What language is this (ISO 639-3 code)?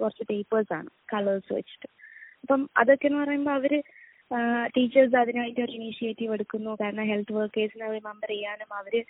mal